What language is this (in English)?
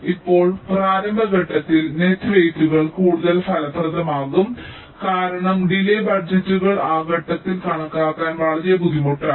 Malayalam